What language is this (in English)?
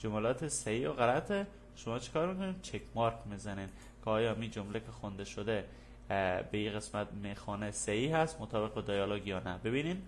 Persian